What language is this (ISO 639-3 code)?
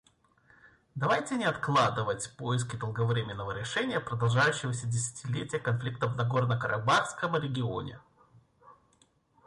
rus